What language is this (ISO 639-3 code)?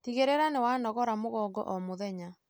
kik